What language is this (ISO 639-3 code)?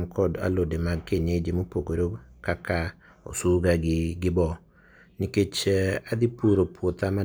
luo